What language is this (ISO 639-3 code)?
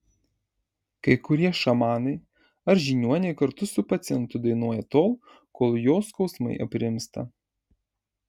lit